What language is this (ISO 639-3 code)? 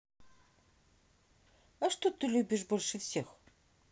rus